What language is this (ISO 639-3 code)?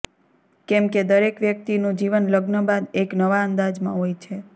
guj